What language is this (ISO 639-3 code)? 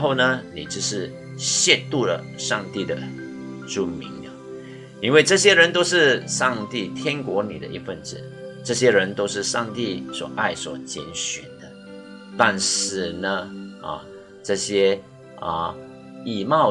zho